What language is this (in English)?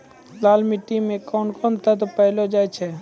Maithili